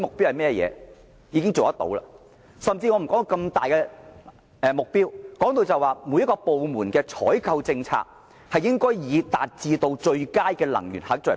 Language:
Cantonese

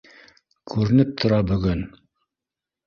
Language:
Bashkir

